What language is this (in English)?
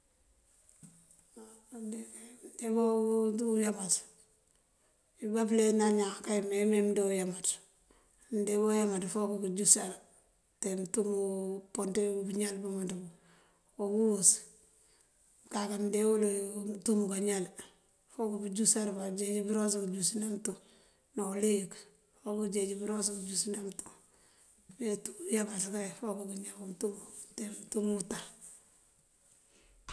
Mandjak